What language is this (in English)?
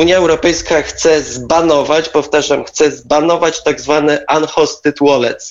Polish